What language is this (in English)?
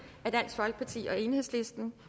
Danish